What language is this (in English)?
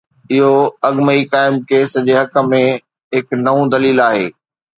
Sindhi